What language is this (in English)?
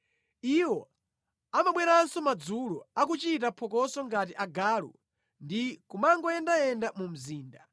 Nyanja